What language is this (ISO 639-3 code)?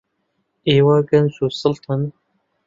ckb